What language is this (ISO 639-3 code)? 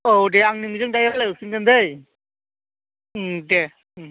brx